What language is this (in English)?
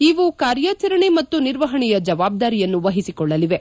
Kannada